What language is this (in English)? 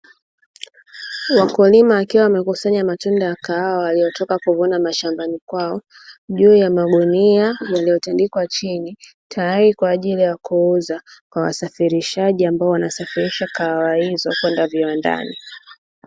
Swahili